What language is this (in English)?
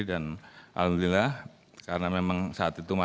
Indonesian